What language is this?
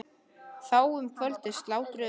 Icelandic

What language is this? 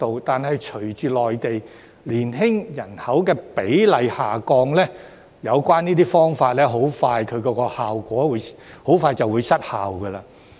Cantonese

